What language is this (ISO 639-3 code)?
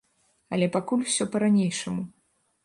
bel